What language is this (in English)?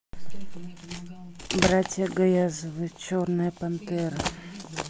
Russian